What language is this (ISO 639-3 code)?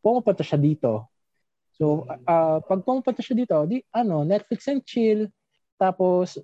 fil